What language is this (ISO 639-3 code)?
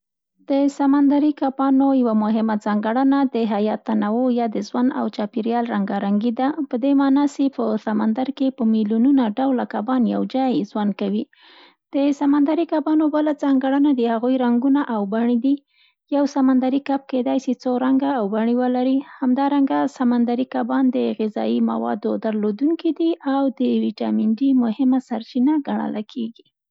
pst